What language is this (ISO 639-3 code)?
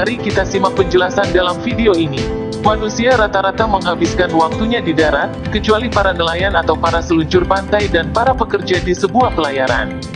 ind